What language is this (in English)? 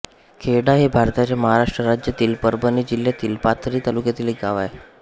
Marathi